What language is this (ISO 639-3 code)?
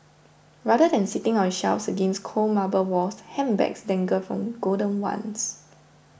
eng